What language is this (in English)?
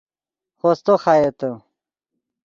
Yidgha